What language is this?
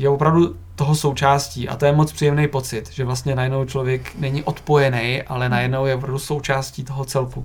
Czech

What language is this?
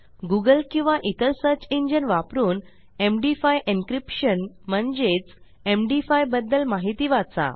Marathi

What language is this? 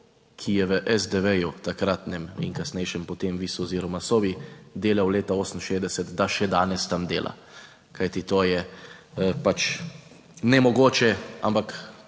Slovenian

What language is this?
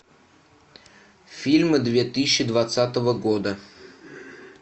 Russian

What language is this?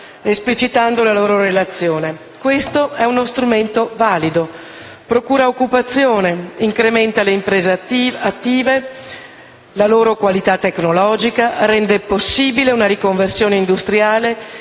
Italian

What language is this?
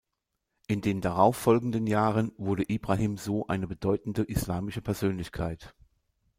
German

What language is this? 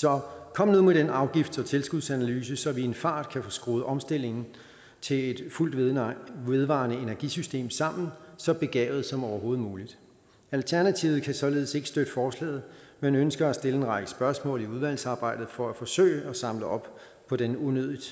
Danish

